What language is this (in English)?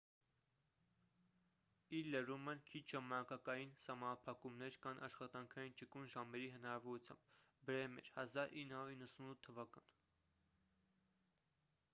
Armenian